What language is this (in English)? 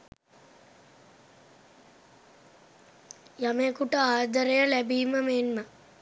Sinhala